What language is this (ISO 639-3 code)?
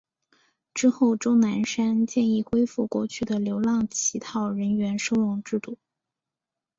zho